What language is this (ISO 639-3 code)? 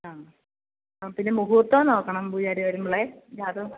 mal